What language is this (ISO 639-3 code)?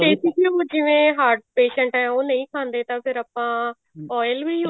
pan